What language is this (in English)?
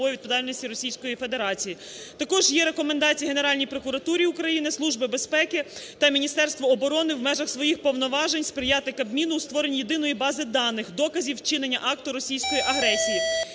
Ukrainian